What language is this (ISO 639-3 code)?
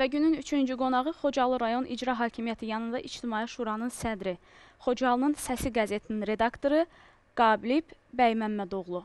tur